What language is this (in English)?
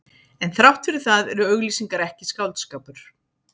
Icelandic